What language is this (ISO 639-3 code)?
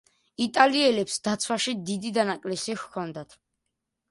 kat